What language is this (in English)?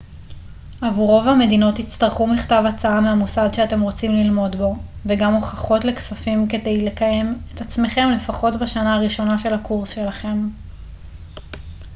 Hebrew